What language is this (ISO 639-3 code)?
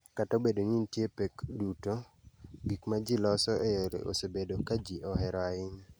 luo